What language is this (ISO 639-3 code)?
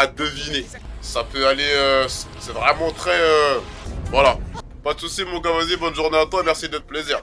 fra